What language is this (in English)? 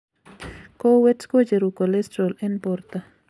Kalenjin